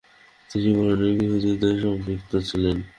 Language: Bangla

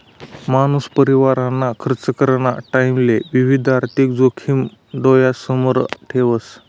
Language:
Marathi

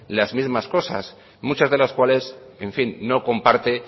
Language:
Spanish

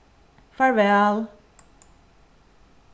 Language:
Faroese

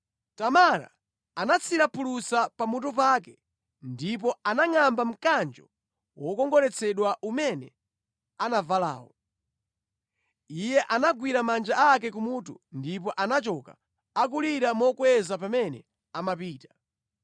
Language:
Nyanja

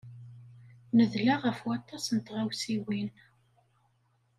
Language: Kabyle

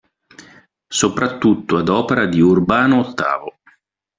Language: Italian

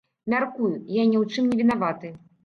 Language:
Belarusian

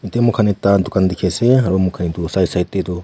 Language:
Naga Pidgin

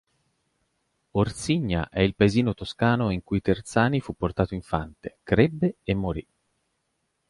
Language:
Italian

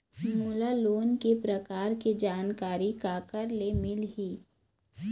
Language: Chhattisgarhi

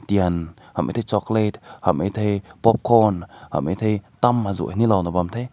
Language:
Rongmei Naga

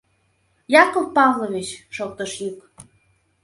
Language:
Mari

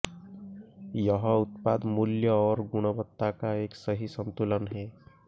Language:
Hindi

